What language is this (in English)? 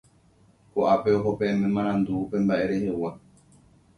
Guarani